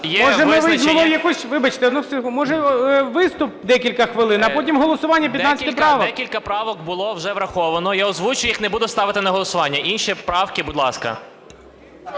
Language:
Ukrainian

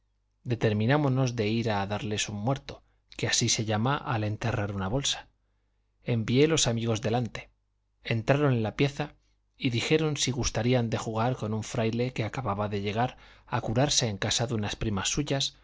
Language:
Spanish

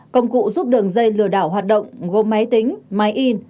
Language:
Vietnamese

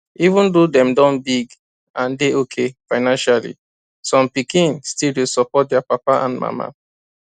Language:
Nigerian Pidgin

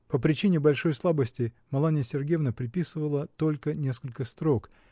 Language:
Russian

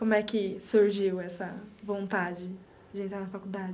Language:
Portuguese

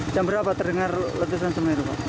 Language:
Indonesian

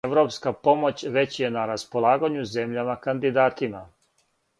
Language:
Serbian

